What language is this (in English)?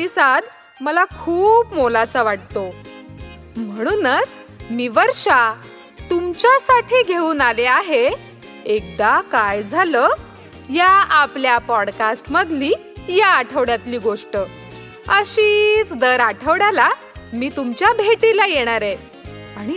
Marathi